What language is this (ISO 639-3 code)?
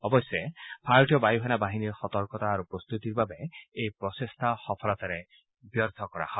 asm